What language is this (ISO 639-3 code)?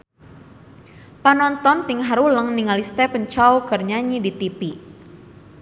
sun